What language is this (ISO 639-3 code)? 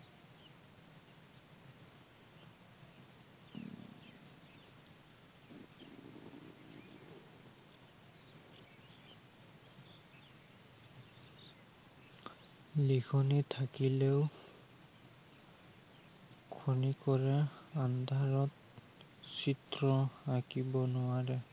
asm